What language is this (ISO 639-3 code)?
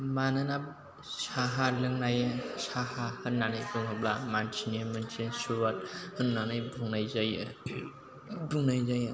brx